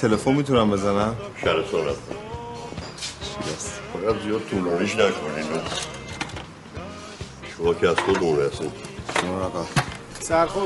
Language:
Persian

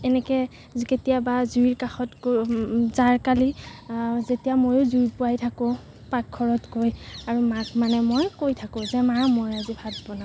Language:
Assamese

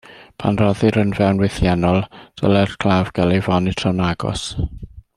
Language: Welsh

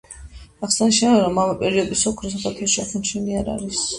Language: Georgian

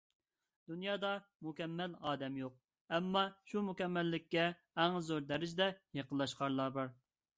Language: Uyghur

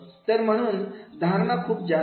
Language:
Marathi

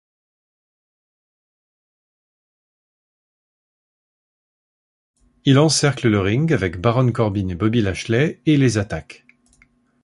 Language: French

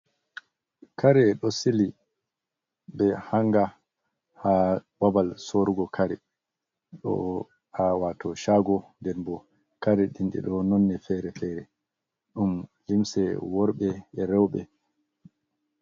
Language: Fula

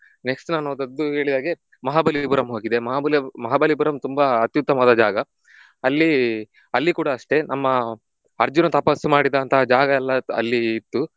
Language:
Kannada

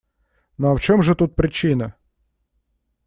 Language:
Russian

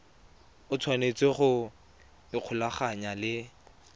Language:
Tswana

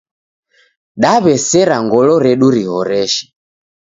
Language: Taita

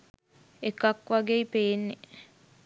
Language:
Sinhala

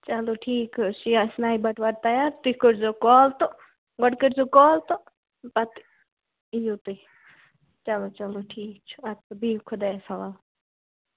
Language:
Kashmiri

